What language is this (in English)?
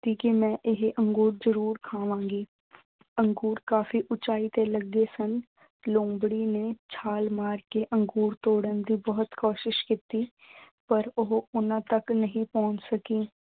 Punjabi